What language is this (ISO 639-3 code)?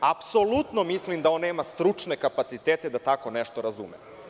srp